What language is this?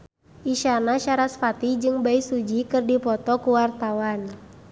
Sundanese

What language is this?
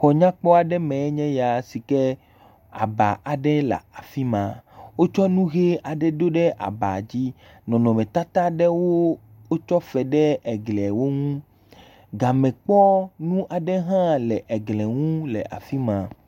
Ewe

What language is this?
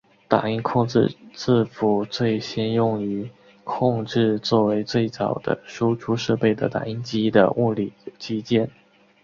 Chinese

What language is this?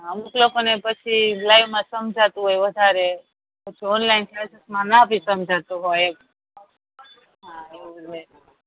Gujarati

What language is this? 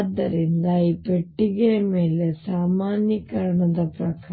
Kannada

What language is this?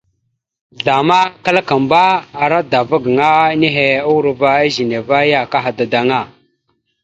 Mada (Cameroon)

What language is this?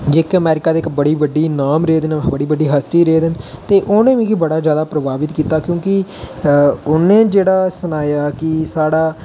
Dogri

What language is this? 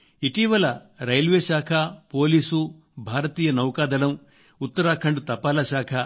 Telugu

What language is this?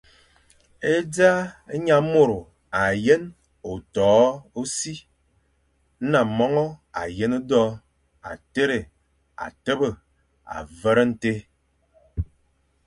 Fang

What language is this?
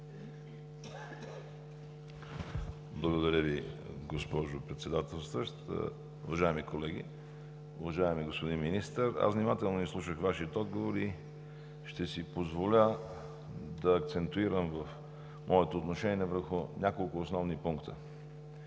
Bulgarian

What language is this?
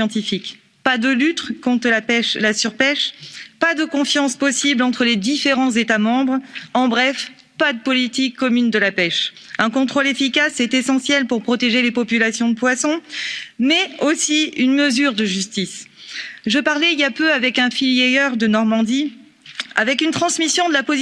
French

